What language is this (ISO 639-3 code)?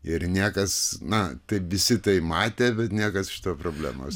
lit